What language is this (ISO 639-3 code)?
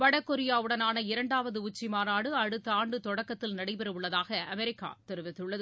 tam